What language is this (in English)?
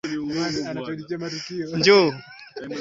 Swahili